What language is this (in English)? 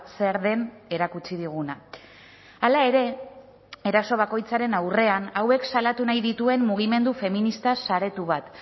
Basque